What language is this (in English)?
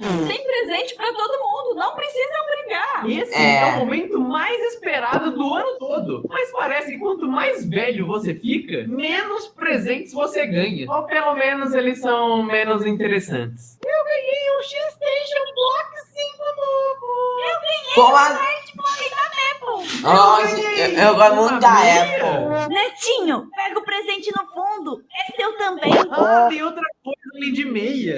Portuguese